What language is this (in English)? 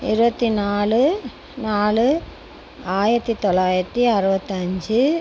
Tamil